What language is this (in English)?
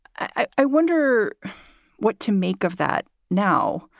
English